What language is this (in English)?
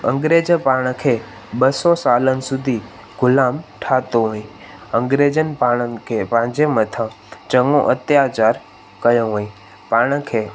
Sindhi